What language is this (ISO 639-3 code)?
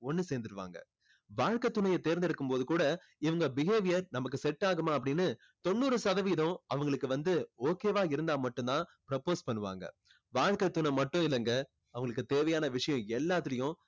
tam